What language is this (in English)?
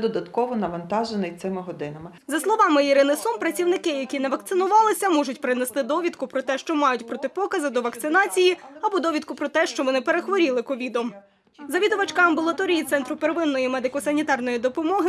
Ukrainian